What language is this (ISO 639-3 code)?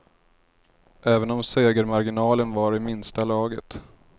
swe